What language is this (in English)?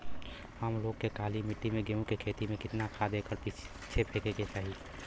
Bhojpuri